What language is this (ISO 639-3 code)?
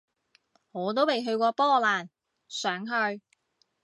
yue